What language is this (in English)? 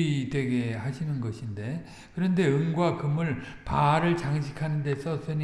Korean